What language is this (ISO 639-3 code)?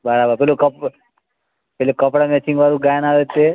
guj